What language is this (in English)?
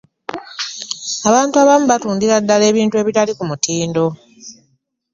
Ganda